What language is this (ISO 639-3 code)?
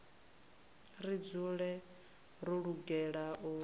ven